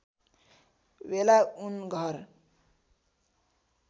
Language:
Nepali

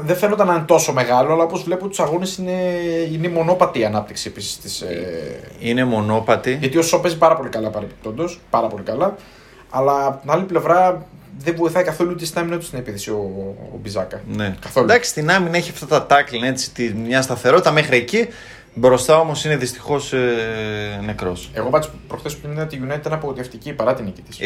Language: Greek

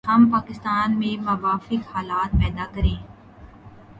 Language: Urdu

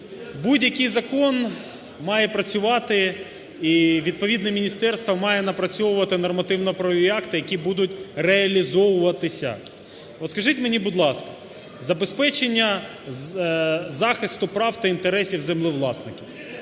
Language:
Ukrainian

